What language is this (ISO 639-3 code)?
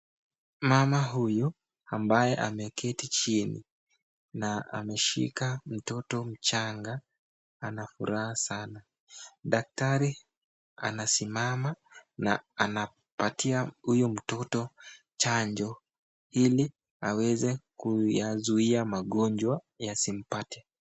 swa